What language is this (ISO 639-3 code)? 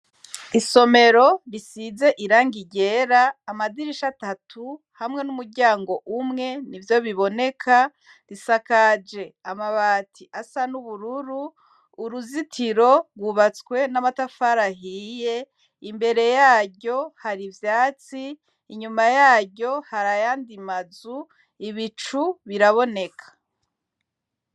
run